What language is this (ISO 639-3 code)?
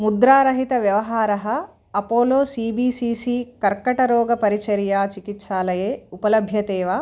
san